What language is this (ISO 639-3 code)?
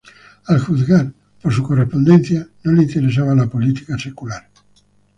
spa